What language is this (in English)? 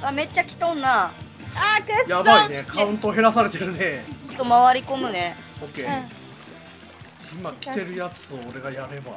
Japanese